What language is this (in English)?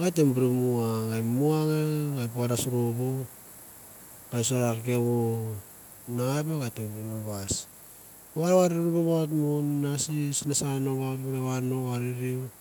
Mandara